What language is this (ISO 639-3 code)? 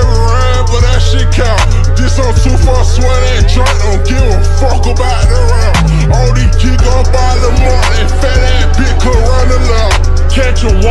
eng